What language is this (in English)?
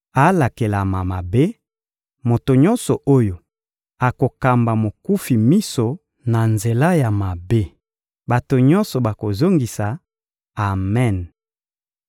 Lingala